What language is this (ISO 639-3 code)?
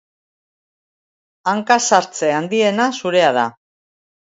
eus